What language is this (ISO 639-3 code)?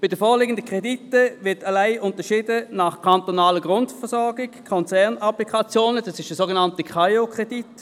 gsw